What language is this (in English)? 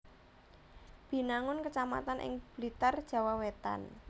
Javanese